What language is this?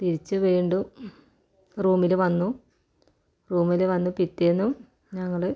Malayalam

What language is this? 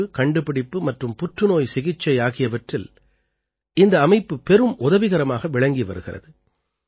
Tamil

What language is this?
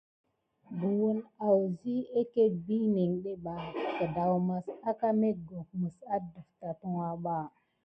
Gidar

